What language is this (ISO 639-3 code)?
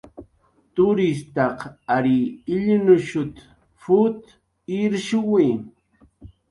jqr